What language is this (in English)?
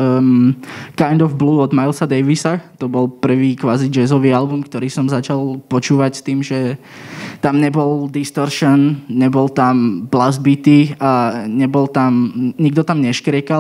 Slovak